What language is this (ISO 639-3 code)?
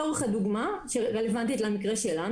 heb